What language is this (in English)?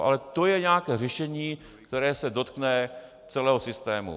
Czech